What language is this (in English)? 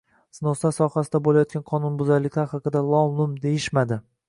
Uzbek